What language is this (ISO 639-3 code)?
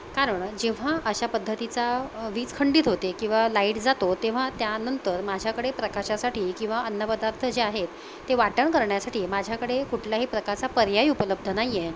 mar